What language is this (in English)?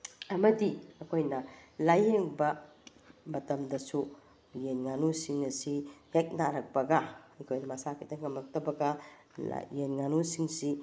Manipuri